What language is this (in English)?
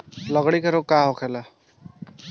Bhojpuri